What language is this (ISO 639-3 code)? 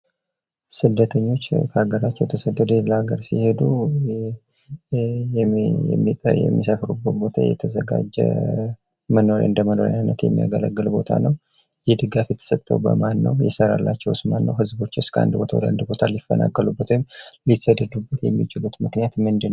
amh